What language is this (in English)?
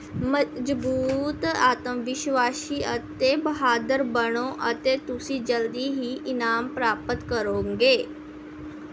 Punjabi